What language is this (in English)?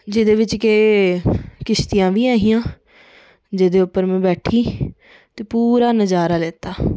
Dogri